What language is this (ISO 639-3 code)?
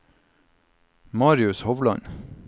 nor